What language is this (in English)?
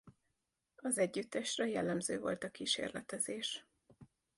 Hungarian